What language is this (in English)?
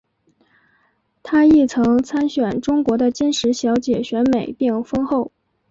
Chinese